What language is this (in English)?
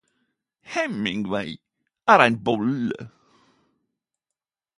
Norwegian Nynorsk